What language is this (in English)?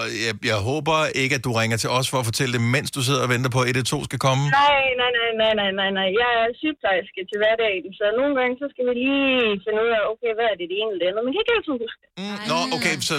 Danish